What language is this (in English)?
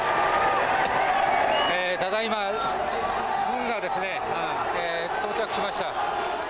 Japanese